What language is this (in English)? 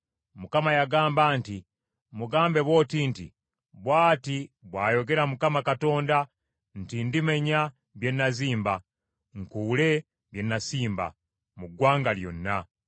Ganda